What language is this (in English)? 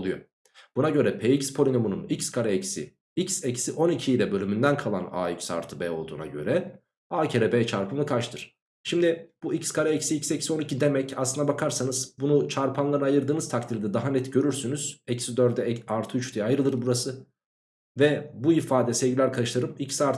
Turkish